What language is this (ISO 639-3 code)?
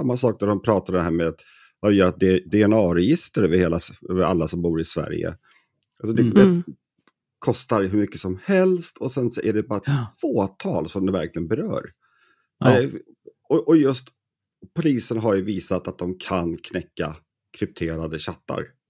swe